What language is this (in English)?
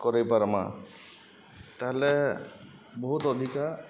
Odia